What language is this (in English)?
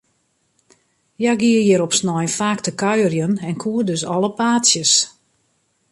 Western Frisian